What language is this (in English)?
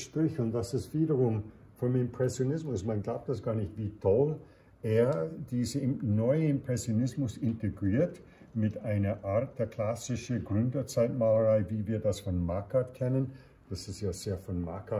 German